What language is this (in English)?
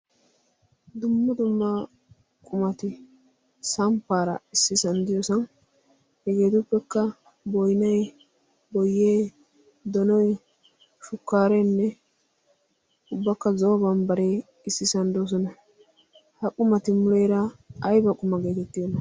Wolaytta